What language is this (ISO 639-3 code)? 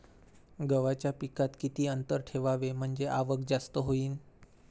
mar